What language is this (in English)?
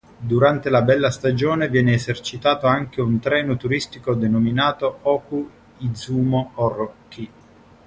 Italian